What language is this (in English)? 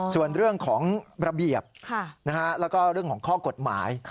Thai